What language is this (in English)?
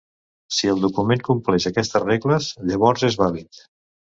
Catalan